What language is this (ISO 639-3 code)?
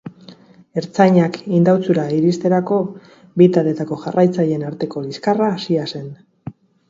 eus